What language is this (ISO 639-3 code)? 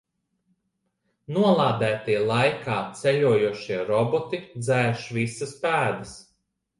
lav